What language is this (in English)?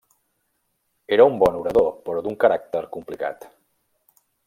Catalan